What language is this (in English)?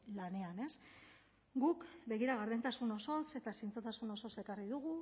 Basque